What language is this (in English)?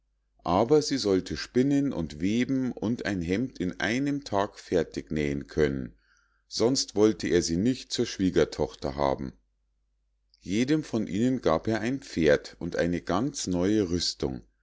German